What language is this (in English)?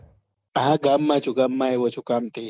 Gujarati